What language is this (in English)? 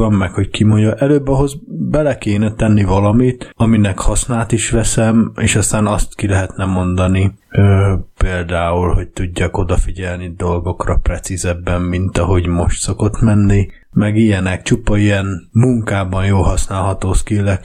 Hungarian